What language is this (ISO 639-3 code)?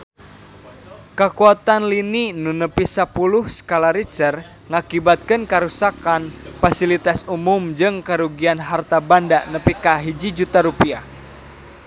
sun